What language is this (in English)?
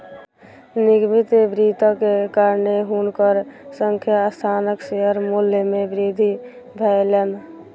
Maithili